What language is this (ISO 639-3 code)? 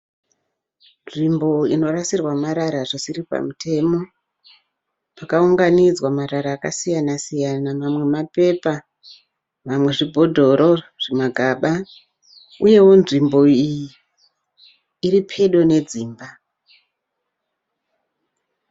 sna